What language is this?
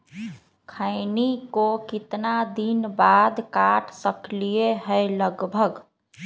Magahi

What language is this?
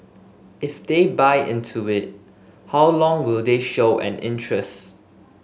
English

